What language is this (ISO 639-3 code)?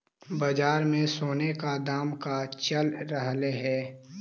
mag